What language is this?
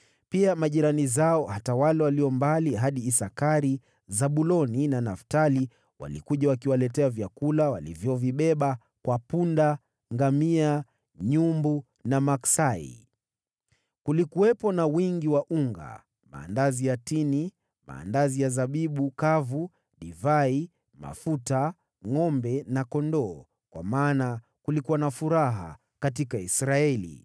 Swahili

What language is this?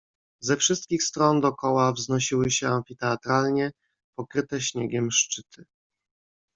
Polish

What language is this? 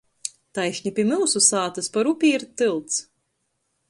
Latgalian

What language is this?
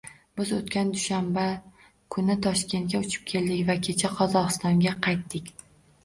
Uzbek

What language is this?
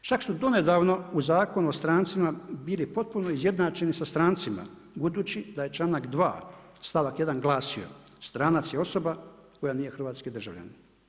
Croatian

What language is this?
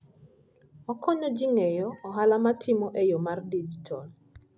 Luo (Kenya and Tanzania)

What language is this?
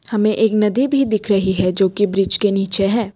Hindi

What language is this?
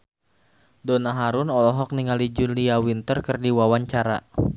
Sundanese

